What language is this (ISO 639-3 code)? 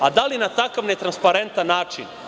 srp